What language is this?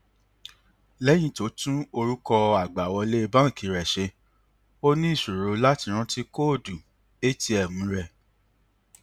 Yoruba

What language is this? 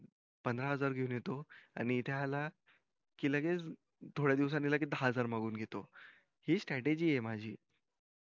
Marathi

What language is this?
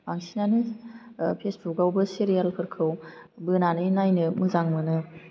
Bodo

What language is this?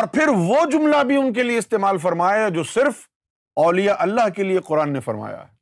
Urdu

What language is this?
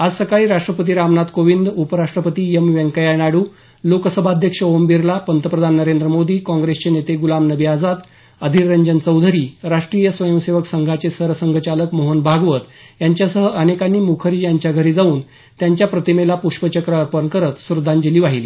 Marathi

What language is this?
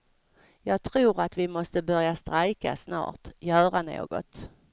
Swedish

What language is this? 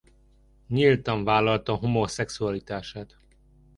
Hungarian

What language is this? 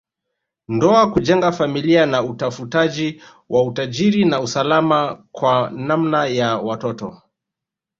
Swahili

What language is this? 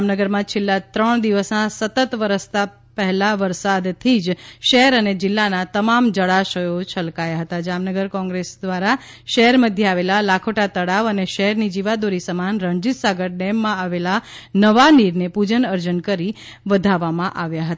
Gujarati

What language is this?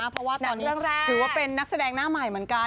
Thai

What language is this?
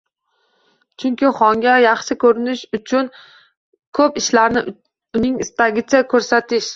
Uzbek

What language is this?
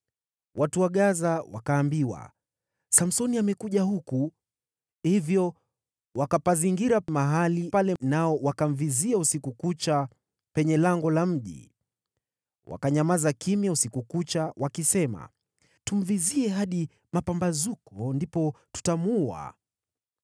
Swahili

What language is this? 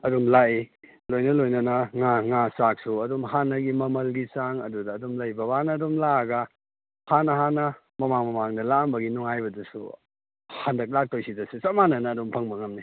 Manipuri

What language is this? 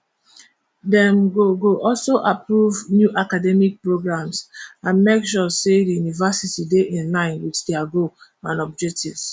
Nigerian Pidgin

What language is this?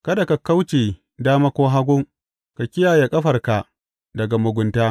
Hausa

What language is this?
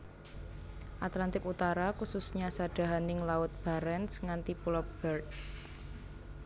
Javanese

